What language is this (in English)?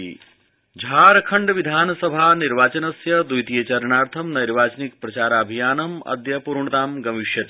Sanskrit